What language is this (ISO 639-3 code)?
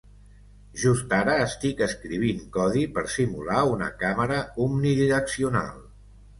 cat